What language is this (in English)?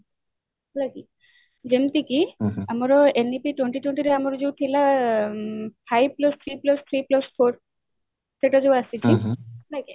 Odia